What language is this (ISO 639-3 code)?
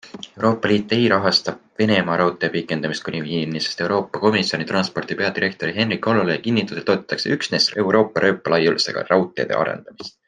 est